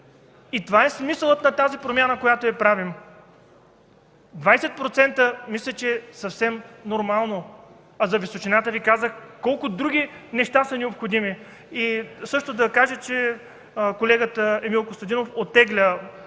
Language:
Bulgarian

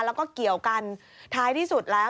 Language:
Thai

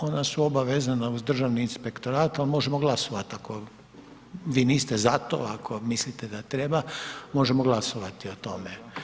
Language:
Croatian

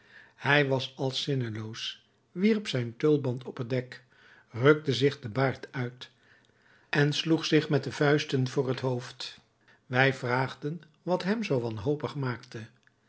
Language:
Dutch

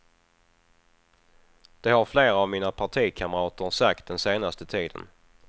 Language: Swedish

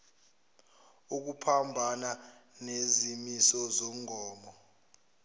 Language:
Zulu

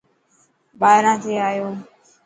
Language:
Dhatki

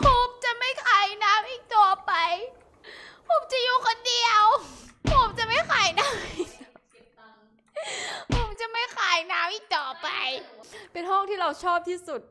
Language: Thai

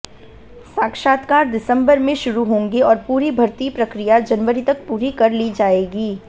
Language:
Hindi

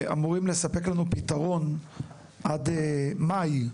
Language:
Hebrew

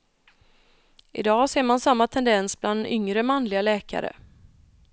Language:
Swedish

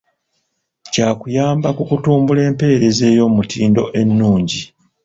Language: Ganda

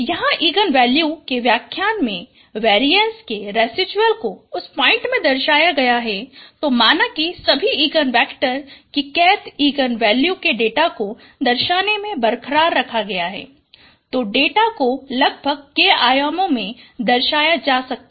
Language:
Hindi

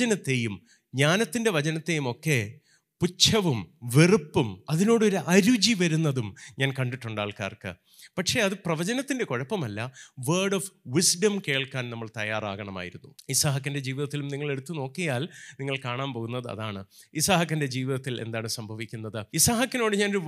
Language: Malayalam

